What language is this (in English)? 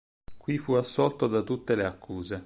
Italian